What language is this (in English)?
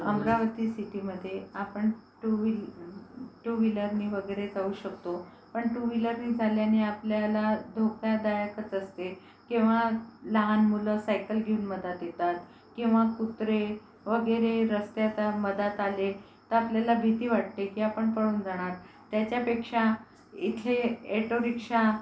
Marathi